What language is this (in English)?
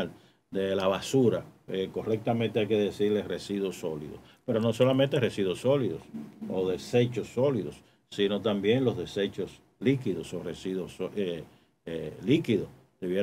Spanish